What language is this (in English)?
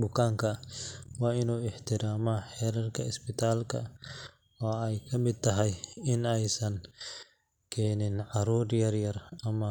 Somali